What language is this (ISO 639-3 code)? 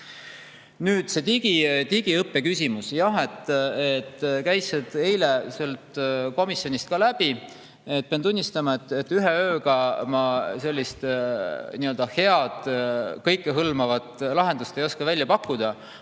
est